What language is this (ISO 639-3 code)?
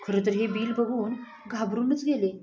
mar